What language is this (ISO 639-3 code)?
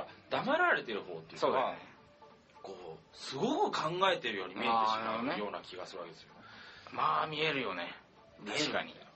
jpn